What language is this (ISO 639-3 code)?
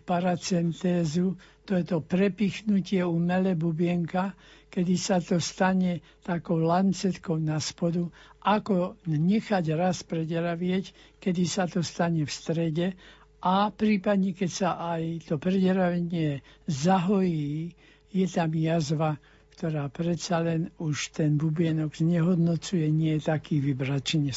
slk